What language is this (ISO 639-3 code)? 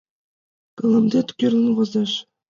chm